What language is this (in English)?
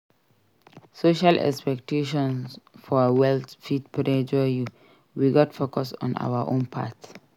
Nigerian Pidgin